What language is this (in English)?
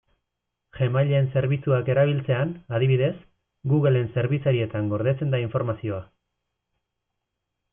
Basque